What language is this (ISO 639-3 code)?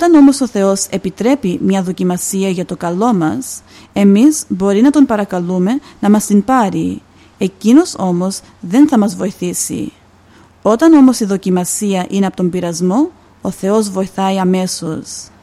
ell